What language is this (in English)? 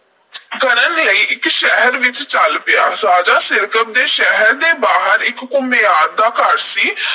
Punjabi